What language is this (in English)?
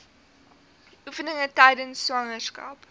Afrikaans